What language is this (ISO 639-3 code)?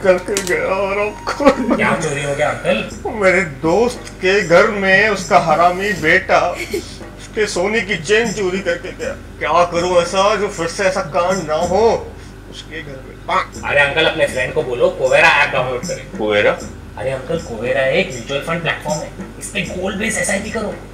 hin